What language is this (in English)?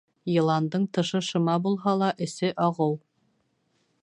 Bashkir